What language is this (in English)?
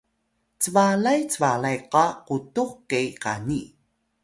Atayal